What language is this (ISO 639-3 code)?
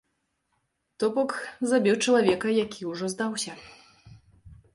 bel